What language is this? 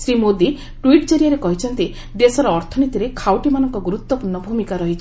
Odia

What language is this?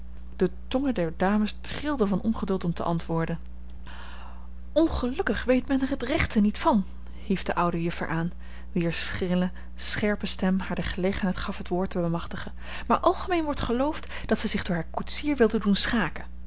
Dutch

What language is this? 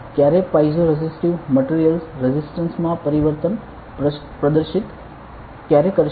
Gujarati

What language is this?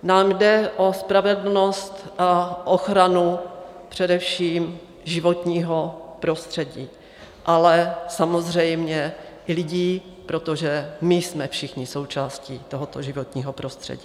Czech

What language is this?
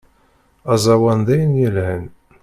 Kabyle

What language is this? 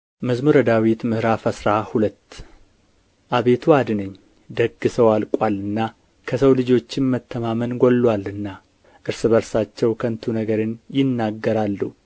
Amharic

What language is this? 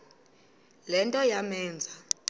Xhosa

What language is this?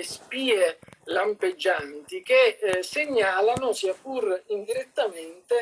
Italian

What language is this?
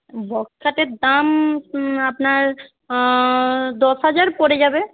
Bangla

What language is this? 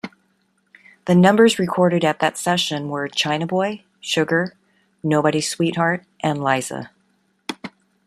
English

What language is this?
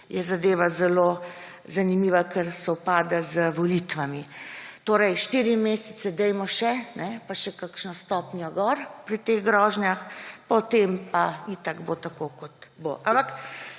Slovenian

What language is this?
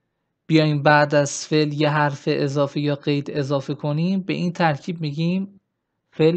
Persian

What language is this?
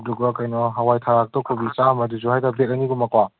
Manipuri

